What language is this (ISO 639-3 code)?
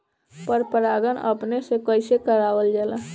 bho